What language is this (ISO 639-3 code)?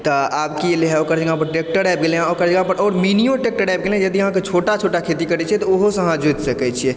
mai